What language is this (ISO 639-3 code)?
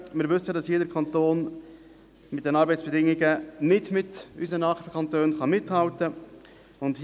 gsw